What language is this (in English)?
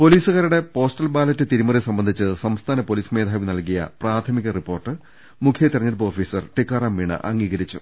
Malayalam